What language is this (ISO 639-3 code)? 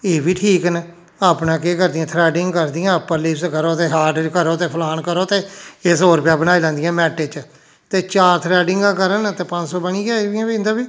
doi